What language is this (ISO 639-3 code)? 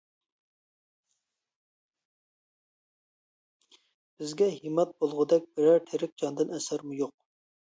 uig